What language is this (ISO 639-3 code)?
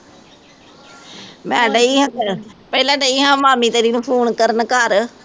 pan